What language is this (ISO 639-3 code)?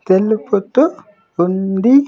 tel